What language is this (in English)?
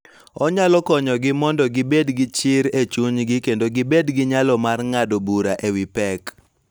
Luo (Kenya and Tanzania)